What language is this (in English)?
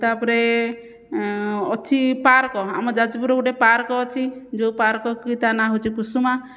Odia